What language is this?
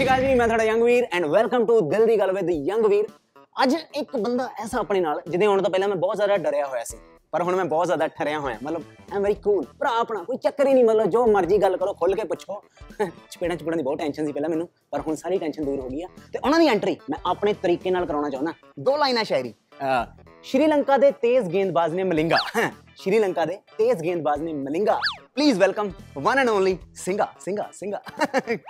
Punjabi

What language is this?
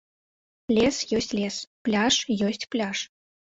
Belarusian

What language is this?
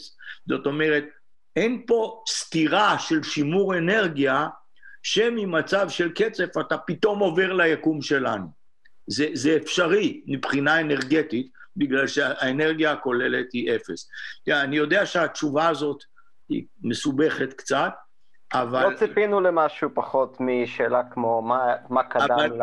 Hebrew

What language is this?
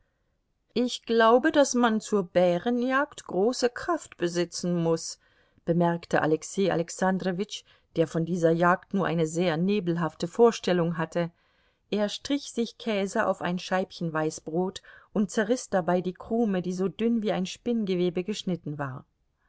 German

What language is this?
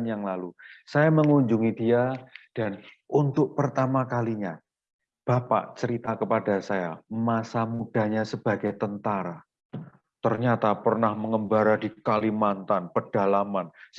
Indonesian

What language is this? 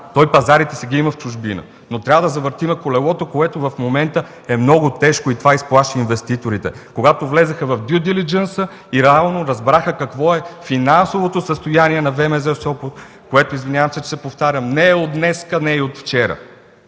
Bulgarian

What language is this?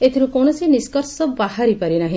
Odia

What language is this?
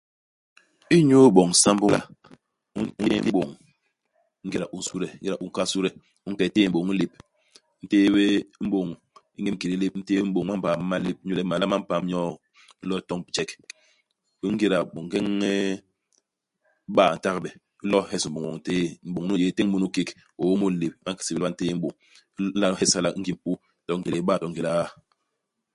Basaa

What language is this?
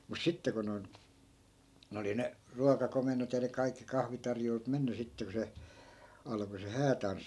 Finnish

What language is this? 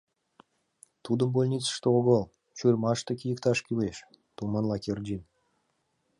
Mari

